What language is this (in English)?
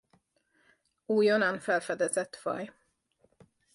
Hungarian